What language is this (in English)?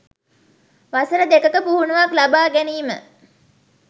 Sinhala